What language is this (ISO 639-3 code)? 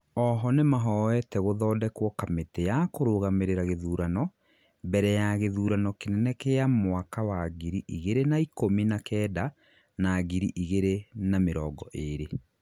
kik